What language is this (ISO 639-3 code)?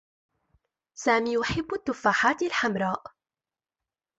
ara